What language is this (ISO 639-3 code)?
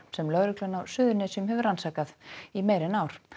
isl